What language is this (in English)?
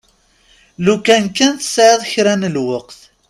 Kabyle